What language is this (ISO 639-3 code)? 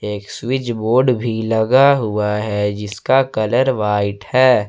hin